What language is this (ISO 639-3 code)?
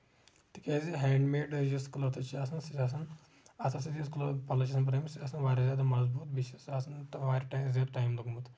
kas